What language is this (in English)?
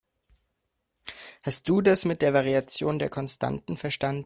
German